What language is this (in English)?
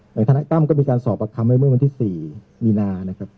Thai